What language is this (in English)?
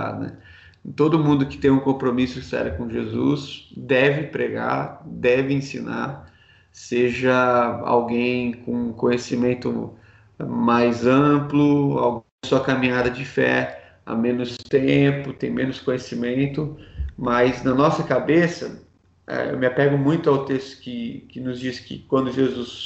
Portuguese